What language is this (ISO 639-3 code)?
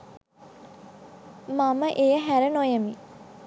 sin